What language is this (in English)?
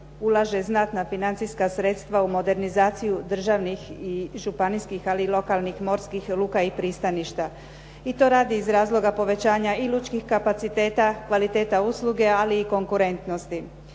Croatian